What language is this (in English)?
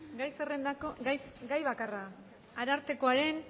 Basque